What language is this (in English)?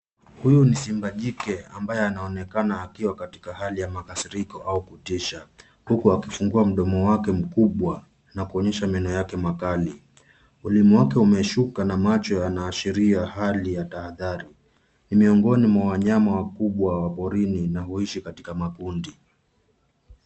Swahili